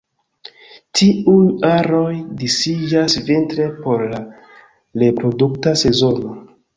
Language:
Esperanto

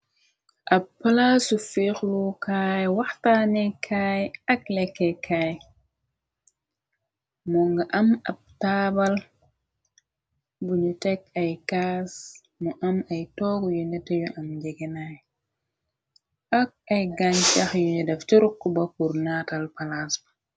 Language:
Wolof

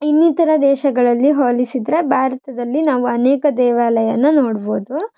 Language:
Kannada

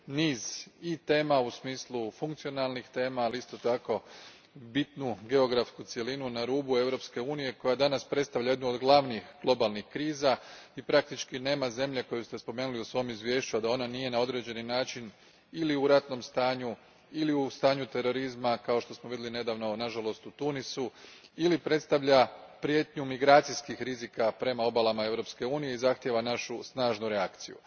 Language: Croatian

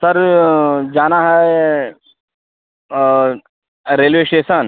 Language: Hindi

